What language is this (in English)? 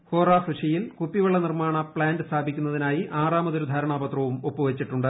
Malayalam